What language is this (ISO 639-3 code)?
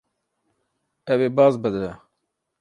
kur